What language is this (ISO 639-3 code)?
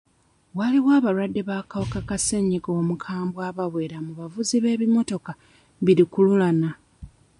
lug